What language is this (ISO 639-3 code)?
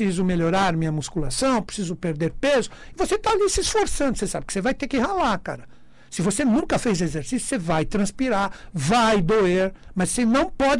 por